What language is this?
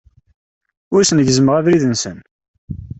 Kabyle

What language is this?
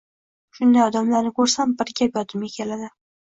Uzbek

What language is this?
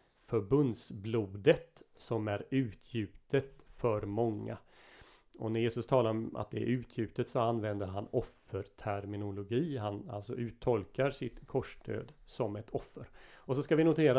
Swedish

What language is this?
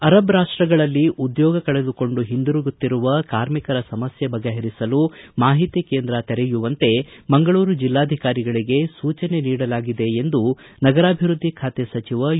Kannada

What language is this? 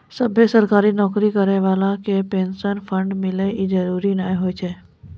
Maithili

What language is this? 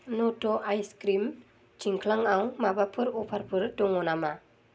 Bodo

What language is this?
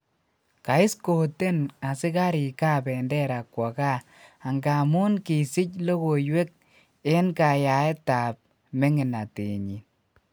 Kalenjin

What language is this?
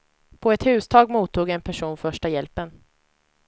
Swedish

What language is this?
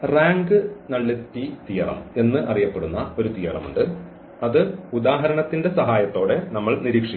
Malayalam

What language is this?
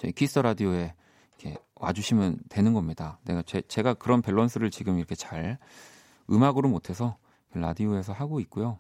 Korean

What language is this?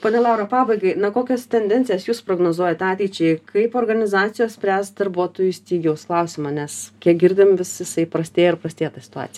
Lithuanian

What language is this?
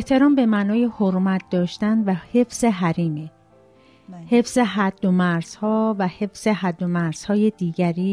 Persian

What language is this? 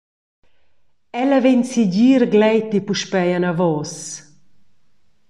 Romansh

